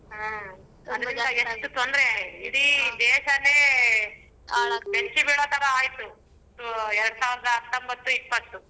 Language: Kannada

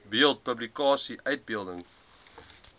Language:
Afrikaans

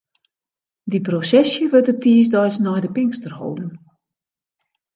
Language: Western Frisian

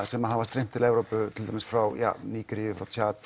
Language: Icelandic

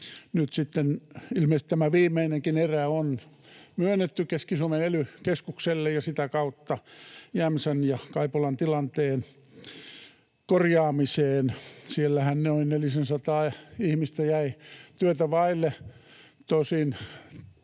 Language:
Finnish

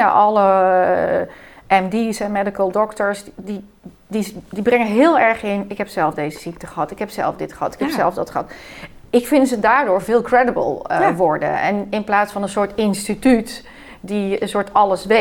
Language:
Dutch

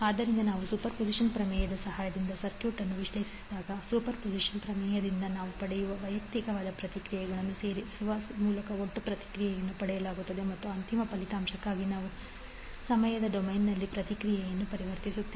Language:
Kannada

